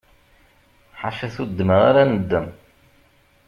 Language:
Kabyle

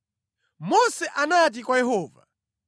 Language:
Nyanja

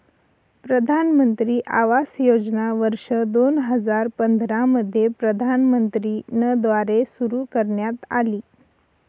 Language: Marathi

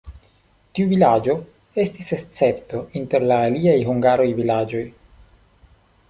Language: Esperanto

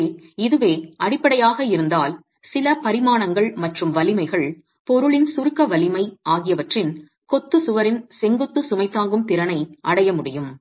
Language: Tamil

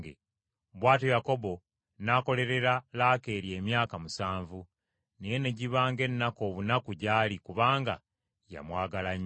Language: Ganda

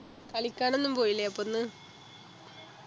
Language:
Malayalam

